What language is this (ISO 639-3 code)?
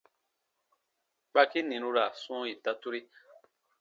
bba